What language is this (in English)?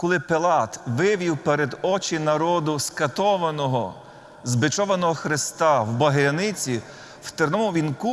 Ukrainian